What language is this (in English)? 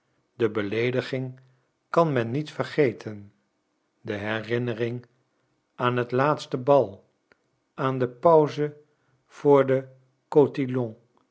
Dutch